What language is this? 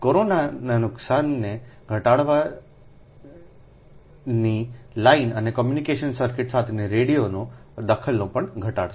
Gujarati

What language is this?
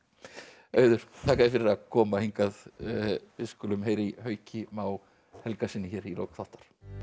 Icelandic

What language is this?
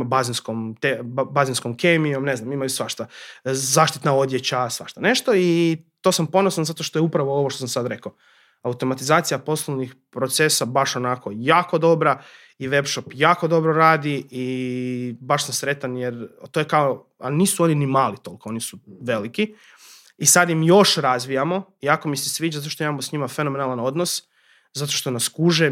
Croatian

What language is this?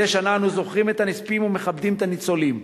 Hebrew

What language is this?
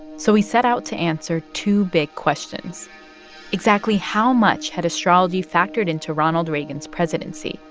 English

